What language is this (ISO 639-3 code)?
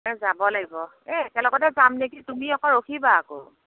asm